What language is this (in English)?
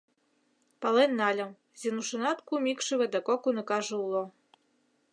Mari